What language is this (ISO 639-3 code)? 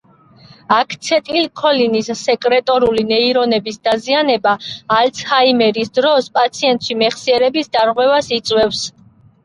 kat